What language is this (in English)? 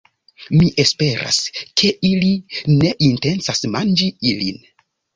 Esperanto